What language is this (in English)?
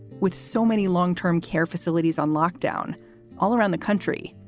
English